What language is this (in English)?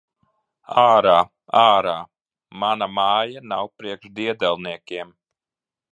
Latvian